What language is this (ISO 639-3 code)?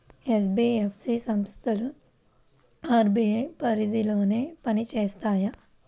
tel